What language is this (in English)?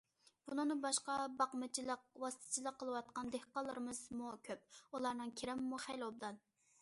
Uyghur